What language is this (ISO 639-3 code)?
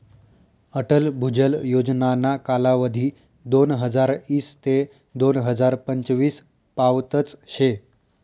mar